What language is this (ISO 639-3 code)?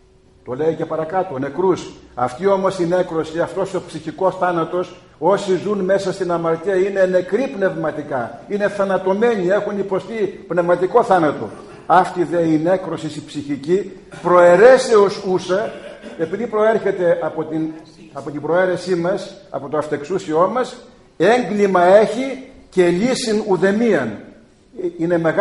ell